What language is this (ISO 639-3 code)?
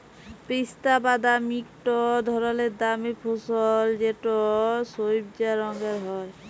ben